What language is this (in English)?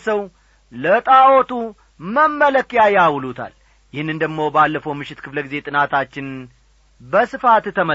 Amharic